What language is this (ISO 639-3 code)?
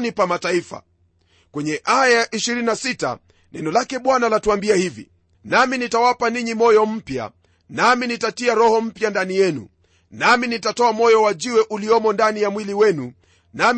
swa